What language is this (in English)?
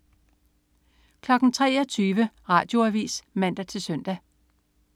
Danish